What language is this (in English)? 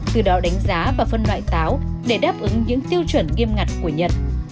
Vietnamese